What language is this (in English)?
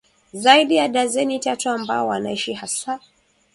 Swahili